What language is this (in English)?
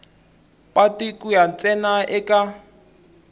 Tsonga